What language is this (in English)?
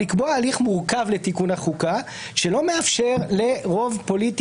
Hebrew